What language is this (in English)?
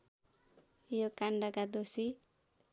Nepali